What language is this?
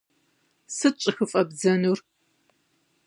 Kabardian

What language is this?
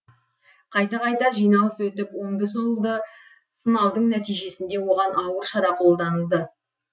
Kazakh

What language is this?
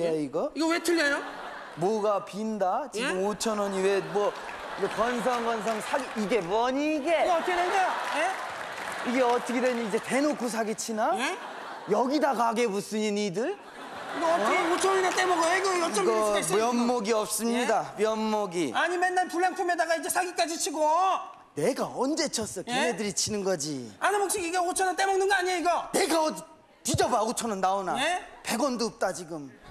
Korean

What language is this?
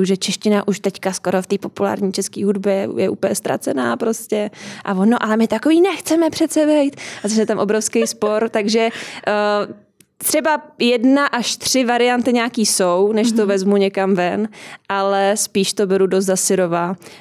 Czech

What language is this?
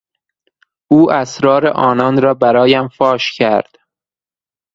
Persian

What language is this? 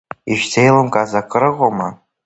Abkhazian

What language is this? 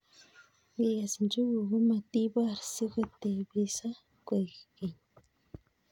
Kalenjin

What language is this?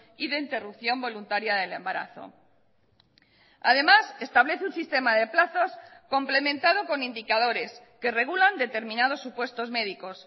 Spanish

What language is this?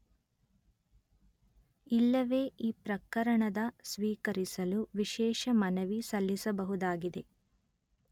Kannada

